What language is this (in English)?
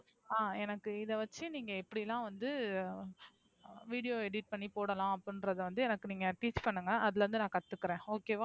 Tamil